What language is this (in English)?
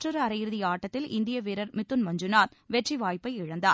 Tamil